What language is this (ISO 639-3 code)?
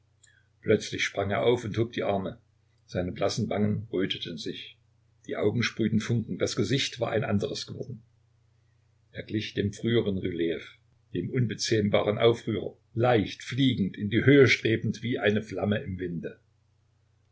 deu